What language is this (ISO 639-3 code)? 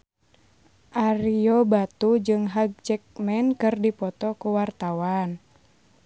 sun